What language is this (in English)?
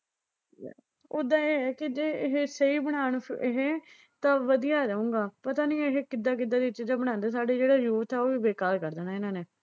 Punjabi